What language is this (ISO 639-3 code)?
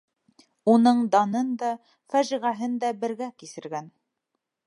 bak